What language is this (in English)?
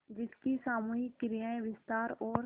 Hindi